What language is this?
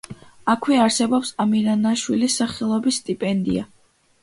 Georgian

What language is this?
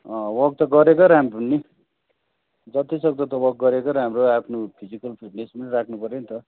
Nepali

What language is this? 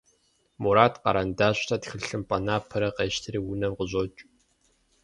Kabardian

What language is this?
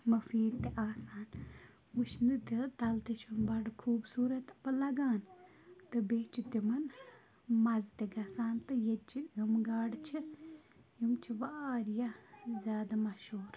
Kashmiri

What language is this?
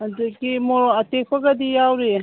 Manipuri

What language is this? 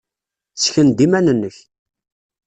Kabyle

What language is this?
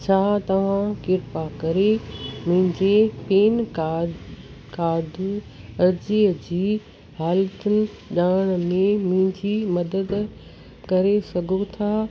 Sindhi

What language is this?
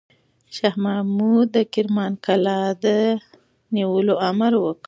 Pashto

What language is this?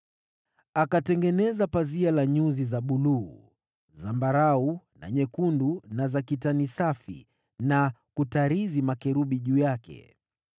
Swahili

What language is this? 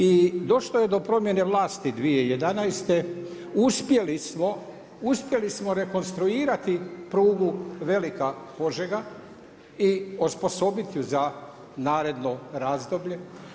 Croatian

